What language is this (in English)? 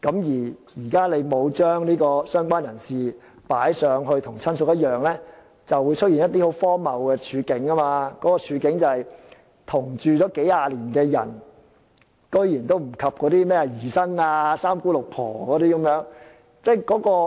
Cantonese